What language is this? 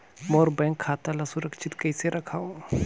Chhattisgarhi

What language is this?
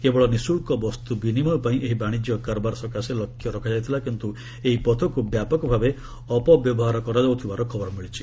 Odia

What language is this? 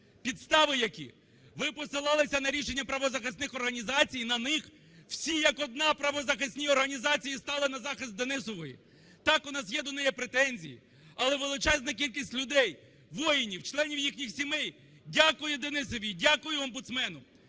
Ukrainian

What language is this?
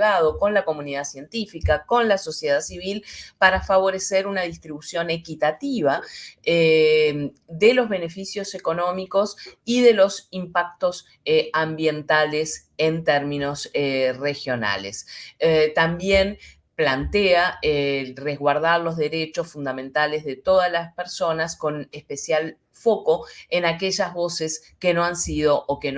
Spanish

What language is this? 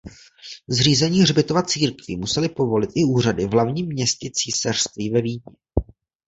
Czech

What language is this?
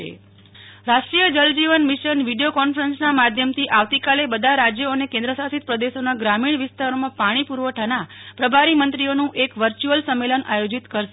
Gujarati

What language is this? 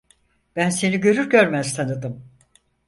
Turkish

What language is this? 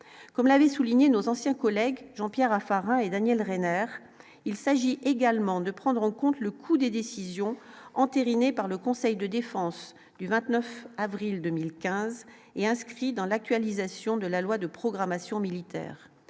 French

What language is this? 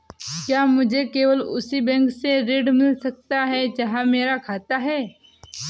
Hindi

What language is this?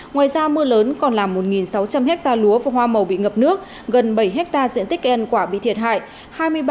Vietnamese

